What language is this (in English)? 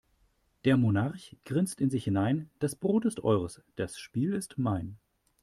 German